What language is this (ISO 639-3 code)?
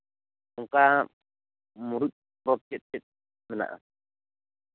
sat